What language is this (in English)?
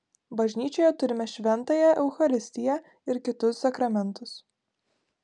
Lithuanian